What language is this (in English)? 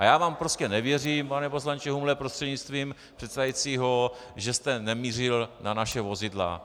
Czech